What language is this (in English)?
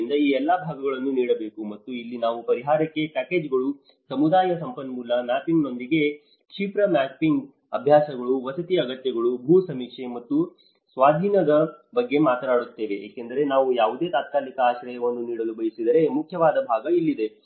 Kannada